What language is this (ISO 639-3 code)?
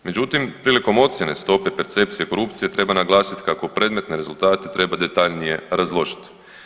hrv